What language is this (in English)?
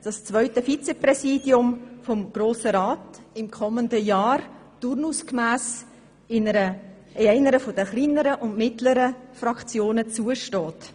Swiss German